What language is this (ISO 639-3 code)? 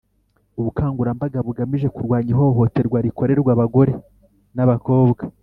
kin